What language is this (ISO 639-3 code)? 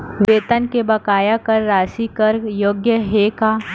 hne